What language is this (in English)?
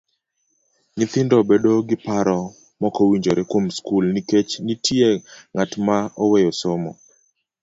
Luo (Kenya and Tanzania)